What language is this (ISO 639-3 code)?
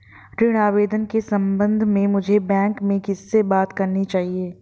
hin